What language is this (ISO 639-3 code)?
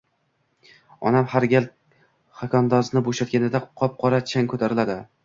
uzb